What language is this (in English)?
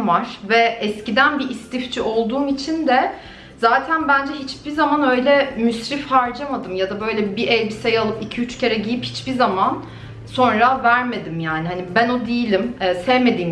Turkish